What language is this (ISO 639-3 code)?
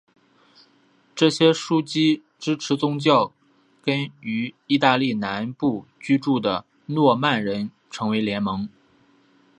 zho